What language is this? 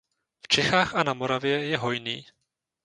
Czech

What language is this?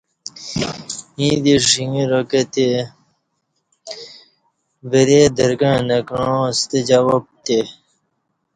Kati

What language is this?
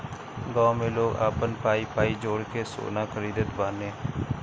Bhojpuri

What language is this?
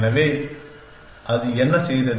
Tamil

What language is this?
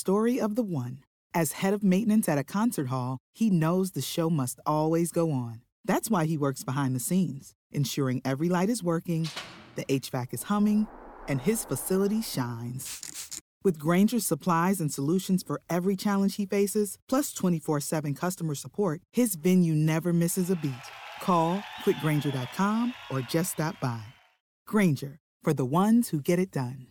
English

